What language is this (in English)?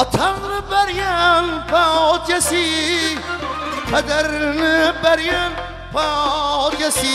Turkish